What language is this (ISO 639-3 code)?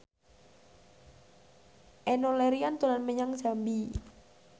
jav